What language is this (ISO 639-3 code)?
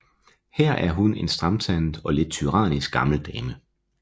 dan